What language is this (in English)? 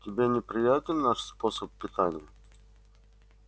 Russian